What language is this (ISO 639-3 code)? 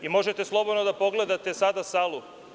srp